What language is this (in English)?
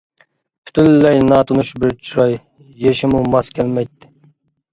Uyghur